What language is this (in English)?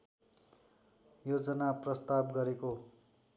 Nepali